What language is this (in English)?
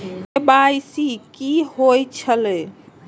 Maithili